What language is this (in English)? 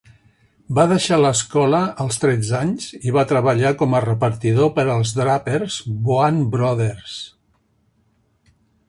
Catalan